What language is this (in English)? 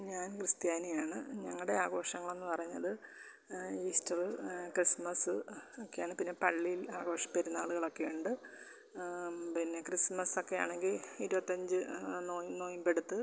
Malayalam